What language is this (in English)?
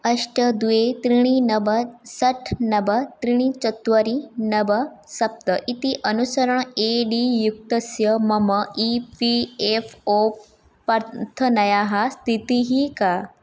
Sanskrit